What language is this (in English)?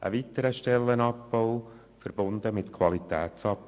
Swiss German